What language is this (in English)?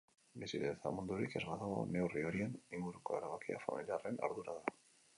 Basque